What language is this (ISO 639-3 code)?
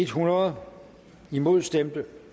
dan